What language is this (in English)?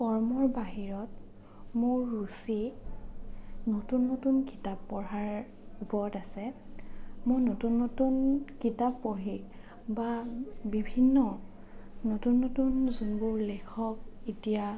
Assamese